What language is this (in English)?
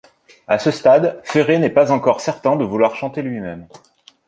French